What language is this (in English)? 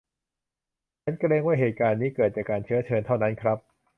Thai